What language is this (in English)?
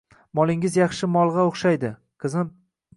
Uzbek